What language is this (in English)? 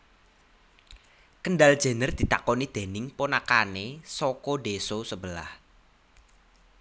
Javanese